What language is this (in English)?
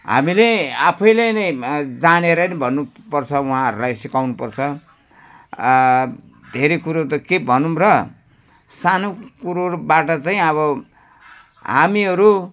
Nepali